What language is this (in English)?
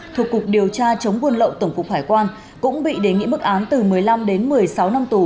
Vietnamese